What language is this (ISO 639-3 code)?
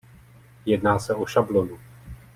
ces